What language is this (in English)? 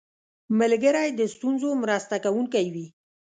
Pashto